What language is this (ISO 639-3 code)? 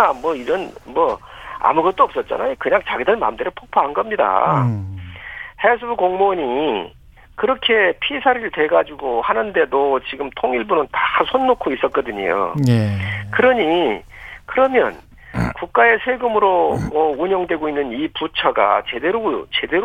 kor